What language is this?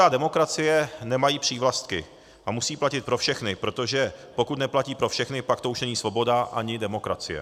Czech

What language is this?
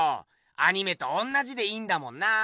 Japanese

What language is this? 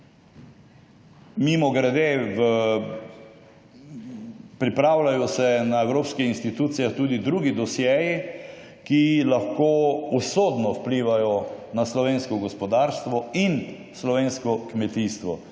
Slovenian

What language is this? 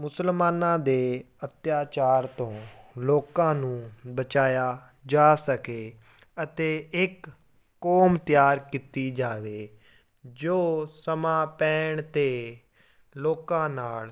Punjabi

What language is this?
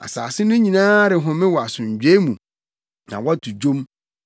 Akan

